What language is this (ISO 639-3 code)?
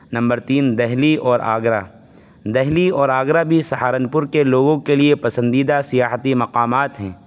urd